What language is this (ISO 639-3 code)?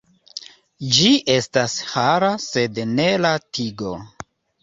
epo